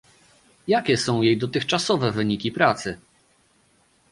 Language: Polish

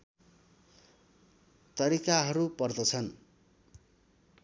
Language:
Nepali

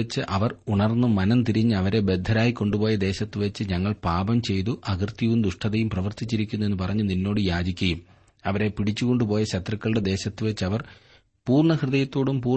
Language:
Malayalam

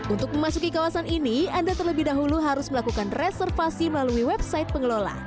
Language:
Indonesian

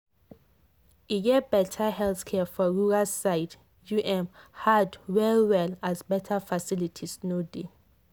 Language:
Nigerian Pidgin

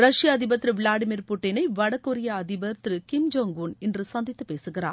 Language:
Tamil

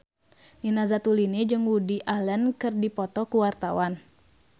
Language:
Sundanese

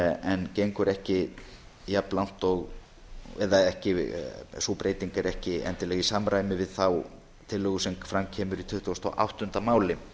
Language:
Icelandic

